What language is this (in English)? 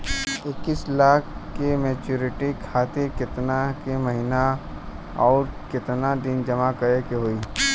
Bhojpuri